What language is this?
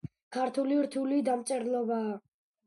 Georgian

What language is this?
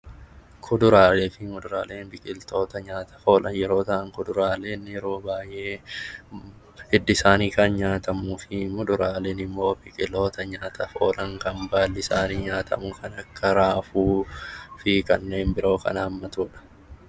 Oromo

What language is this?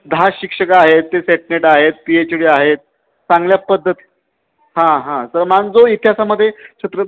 Marathi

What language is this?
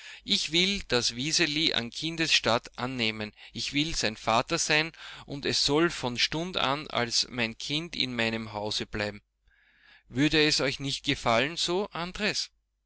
German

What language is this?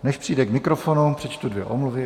Czech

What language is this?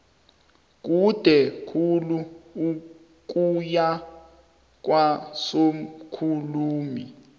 South Ndebele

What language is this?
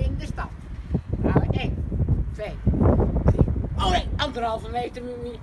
Dutch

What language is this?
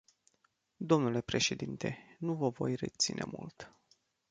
Romanian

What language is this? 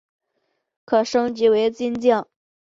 Chinese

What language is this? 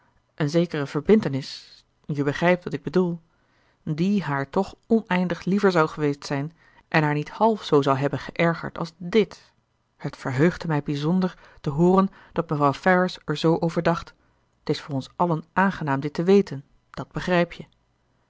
Dutch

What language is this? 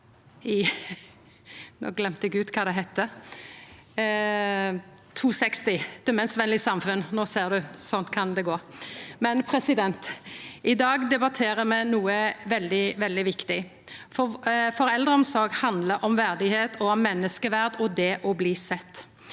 Norwegian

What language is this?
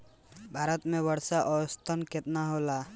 Bhojpuri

